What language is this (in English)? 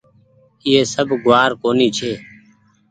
Goaria